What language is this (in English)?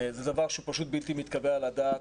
Hebrew